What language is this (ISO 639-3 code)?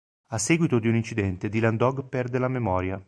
ita